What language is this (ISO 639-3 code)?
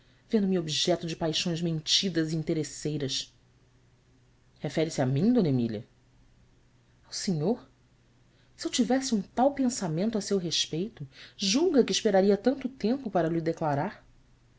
por